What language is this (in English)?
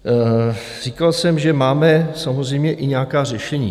Czech